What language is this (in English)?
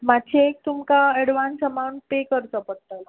Konkani